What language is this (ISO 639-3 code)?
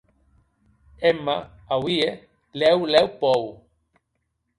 oci